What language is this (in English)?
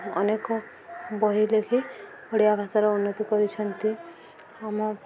Odia